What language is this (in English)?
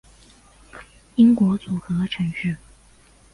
Chinese